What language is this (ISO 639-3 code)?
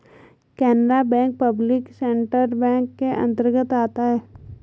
hin